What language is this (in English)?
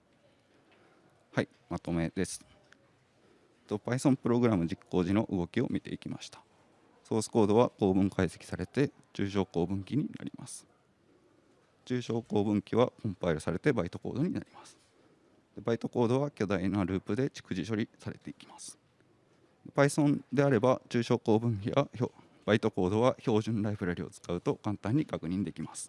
Japanese